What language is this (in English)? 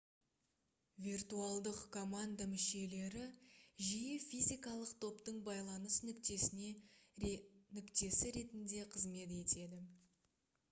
Kazakh